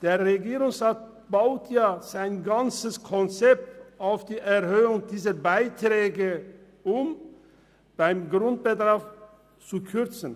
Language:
Swiss German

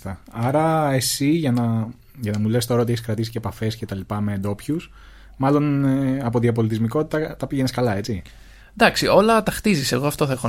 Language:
Greek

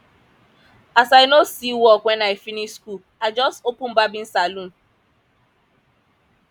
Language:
Nigerian Pidgin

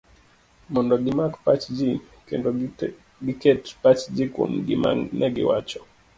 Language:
Luo (Kenya and Tanzania)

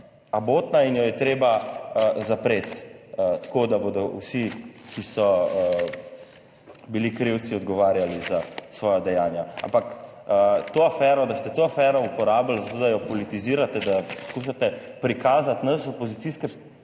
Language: Slovenian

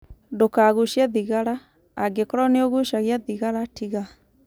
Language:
Kikuyu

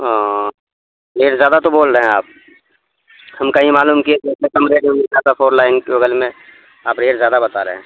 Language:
Urdu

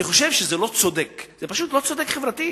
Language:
Hebrew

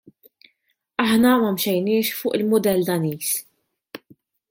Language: Maltese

